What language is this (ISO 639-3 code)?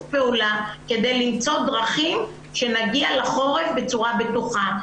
heb